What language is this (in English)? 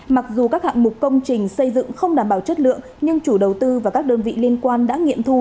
Vietnamese